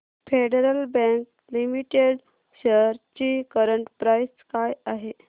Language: Marathi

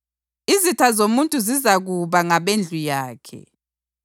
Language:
North Ndebele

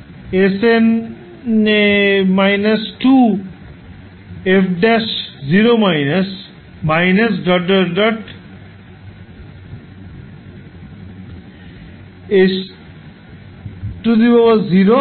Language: Bangla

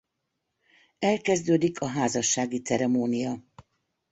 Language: Hungarian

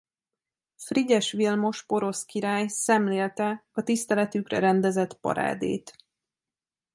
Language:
Hungarian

